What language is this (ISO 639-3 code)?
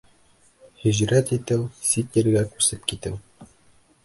bak